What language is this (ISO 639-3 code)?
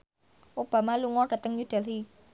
jav